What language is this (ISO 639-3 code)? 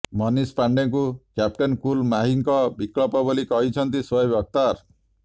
ori